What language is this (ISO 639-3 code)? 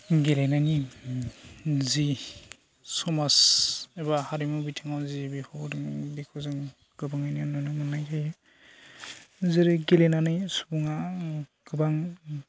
brx